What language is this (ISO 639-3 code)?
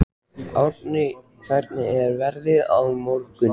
isl